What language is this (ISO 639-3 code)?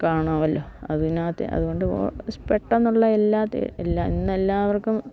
mal